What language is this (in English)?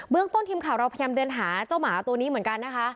Thai